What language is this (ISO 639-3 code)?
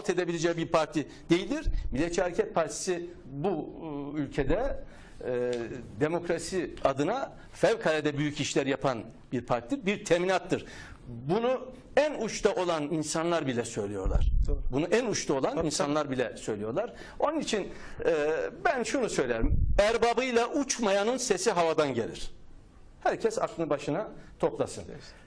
tur